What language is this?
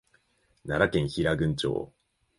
Japanese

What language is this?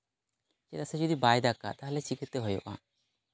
Santali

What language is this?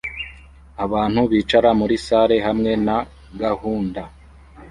Kinyarwanda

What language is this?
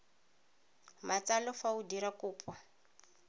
Tswana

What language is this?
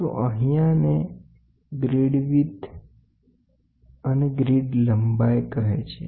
Gujarati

